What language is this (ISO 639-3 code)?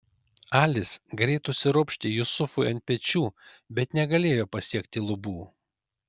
lit